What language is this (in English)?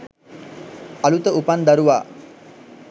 Sinhala